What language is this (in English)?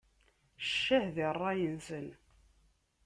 Kabyle